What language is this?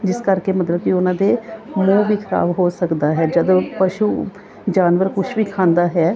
Punjabi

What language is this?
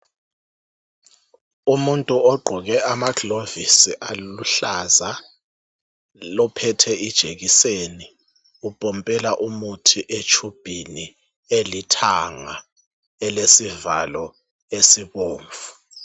North Ndebele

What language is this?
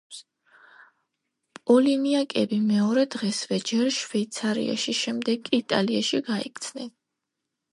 Georgian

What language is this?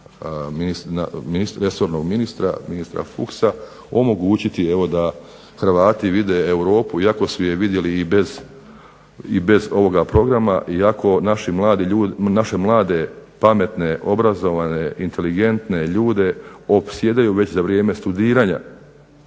Croatian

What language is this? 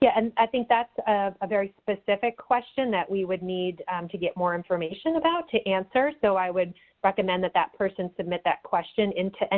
English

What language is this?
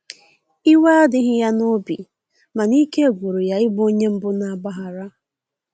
Igbo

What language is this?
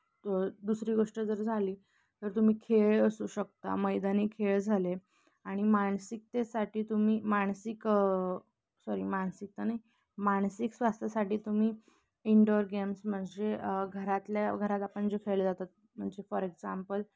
Marathi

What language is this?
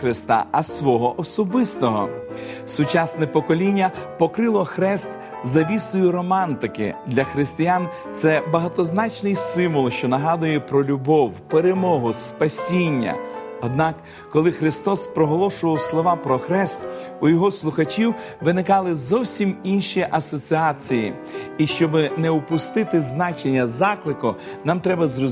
Ukrainian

